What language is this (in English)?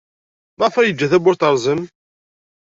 Kabyle